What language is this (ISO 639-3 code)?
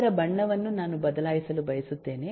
kan